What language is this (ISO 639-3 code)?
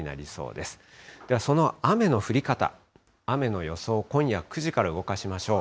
jpn